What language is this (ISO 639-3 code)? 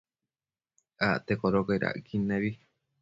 mcf